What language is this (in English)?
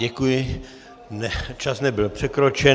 Czech